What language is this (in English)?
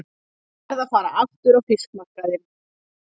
Icelandic